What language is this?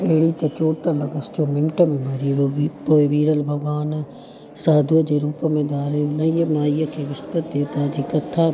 Sindhi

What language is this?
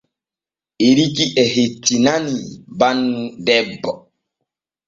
Borgu Fulfulde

